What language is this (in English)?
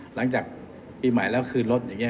Thai